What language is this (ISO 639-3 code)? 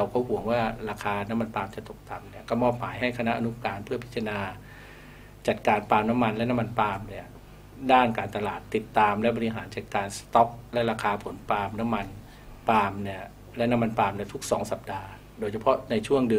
tha